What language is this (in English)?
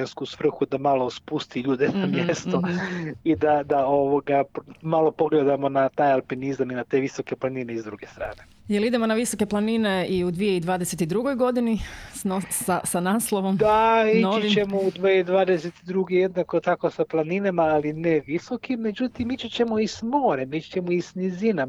Croatian